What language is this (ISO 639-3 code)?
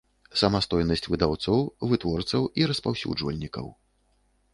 bel